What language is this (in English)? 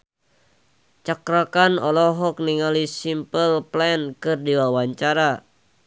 Sundanese